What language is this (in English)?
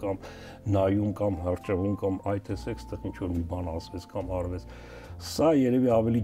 Turkish